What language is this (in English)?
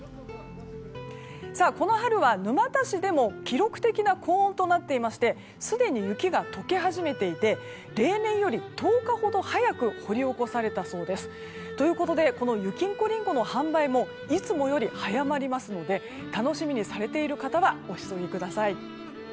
Japanese